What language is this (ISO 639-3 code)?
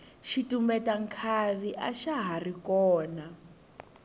tso